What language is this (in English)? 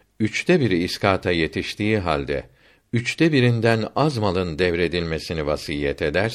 Turkish